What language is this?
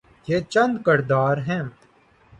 Urdu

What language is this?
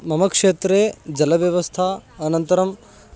Sanskrit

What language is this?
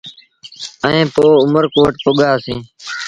Sindhi Bhil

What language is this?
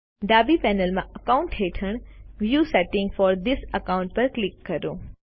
Gujarati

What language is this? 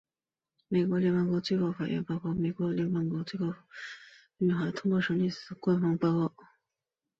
Chinese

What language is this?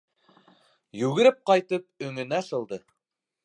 Bashkir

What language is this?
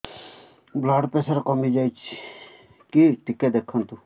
Odia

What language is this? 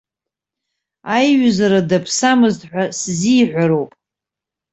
Abkhazian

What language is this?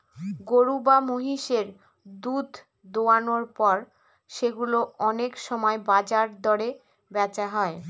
Bangla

